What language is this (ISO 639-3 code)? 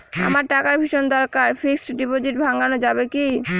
ben